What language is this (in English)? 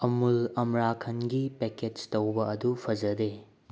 Manipuri